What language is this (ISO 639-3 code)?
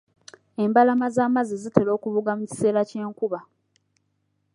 lug